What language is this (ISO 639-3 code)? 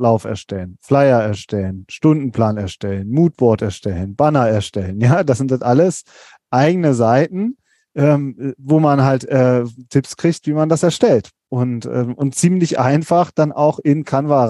deu